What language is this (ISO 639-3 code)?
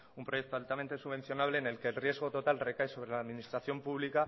spa